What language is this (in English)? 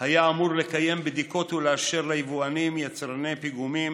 Hebrew